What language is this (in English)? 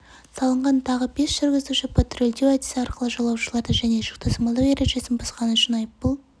Kazakh